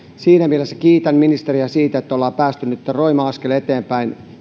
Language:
Finnish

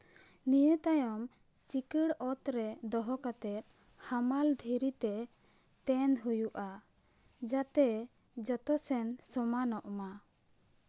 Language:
Santali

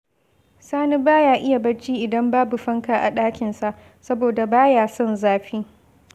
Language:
Hausa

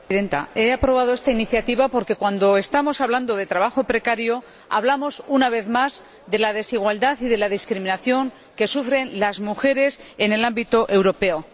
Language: Spanish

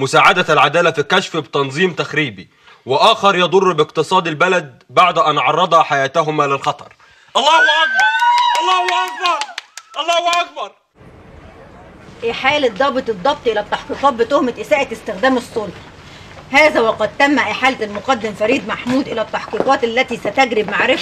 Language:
Arabic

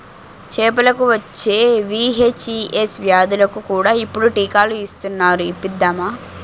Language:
Telugu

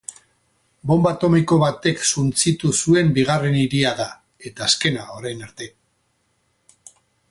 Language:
Basque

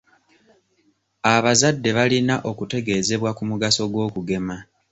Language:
Ganda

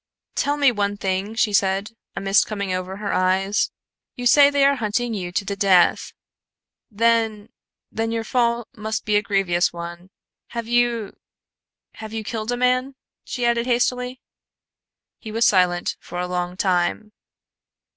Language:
English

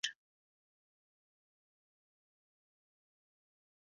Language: Hungarian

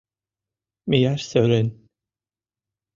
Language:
Mari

